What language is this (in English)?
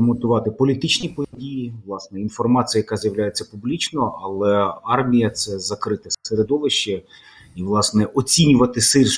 Ukrainian